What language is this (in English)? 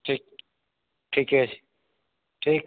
Maithili